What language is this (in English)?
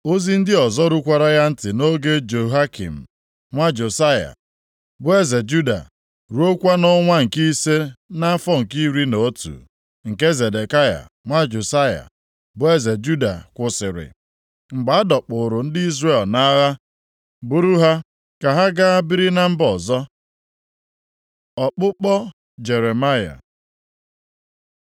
Igbo